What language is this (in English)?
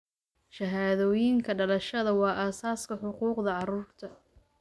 Somali